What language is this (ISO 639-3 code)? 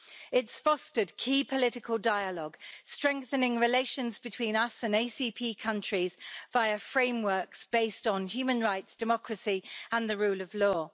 eng